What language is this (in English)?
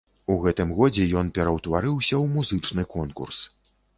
Belarusian